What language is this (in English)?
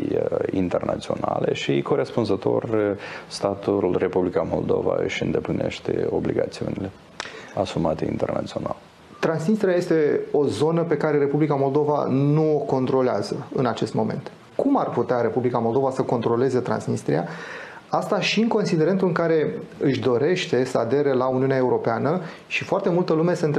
Romanian